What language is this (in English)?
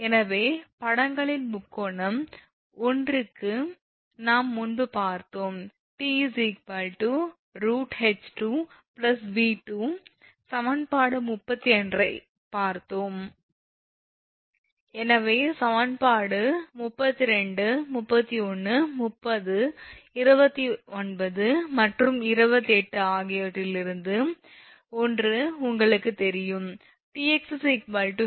Tamil